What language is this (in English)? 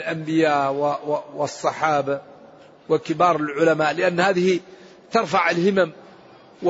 Arabic